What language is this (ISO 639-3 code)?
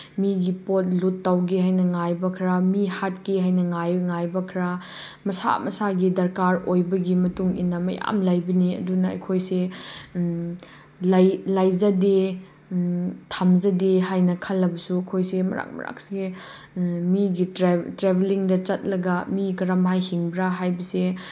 mni